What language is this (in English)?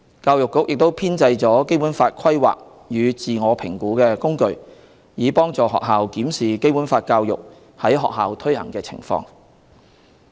Cantonese